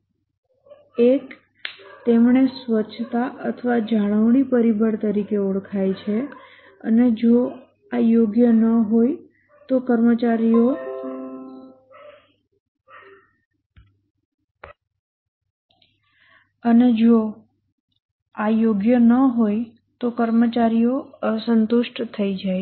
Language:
Gujarati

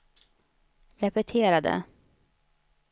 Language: Swedish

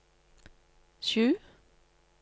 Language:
Norwegian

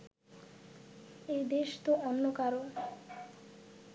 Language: Bangla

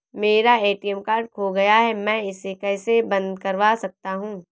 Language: Hindi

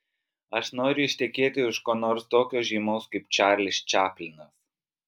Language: Lithuanian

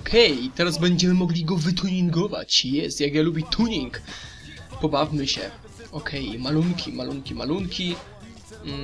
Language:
Polish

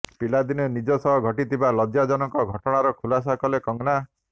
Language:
Odia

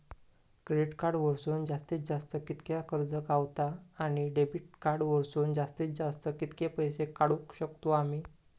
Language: Marathi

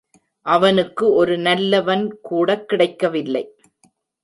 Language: Tamil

